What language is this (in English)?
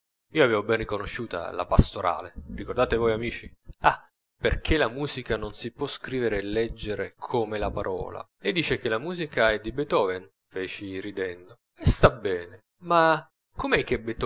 Italian